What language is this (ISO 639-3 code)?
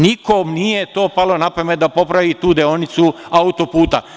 srp